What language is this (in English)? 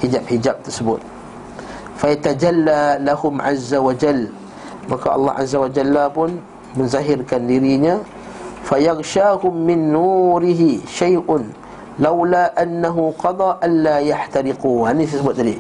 Malay